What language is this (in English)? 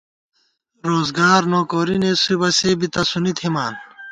Gawar-Bati